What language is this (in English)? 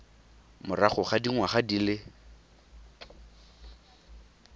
Tswana